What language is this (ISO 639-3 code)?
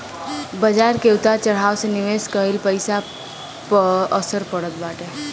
bho